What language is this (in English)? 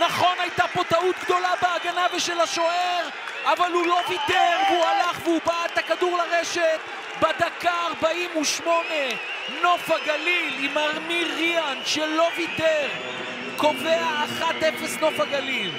Hebrew